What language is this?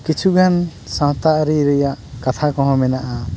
Santali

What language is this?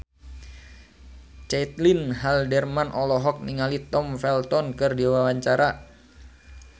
Sundanese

